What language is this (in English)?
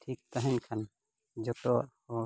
Santali